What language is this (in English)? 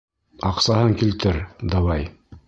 Bashkir